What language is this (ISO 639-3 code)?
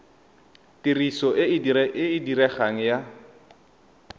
tsn